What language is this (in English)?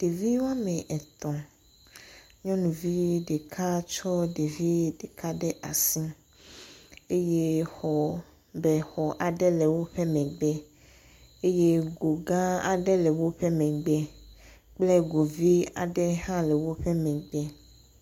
Ewe